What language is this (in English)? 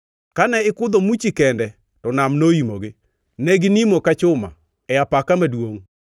Luo (Kenya and Tanzania)